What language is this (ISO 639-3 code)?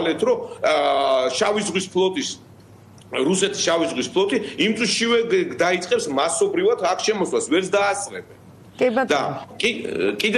ron